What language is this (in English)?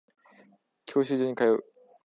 Japanese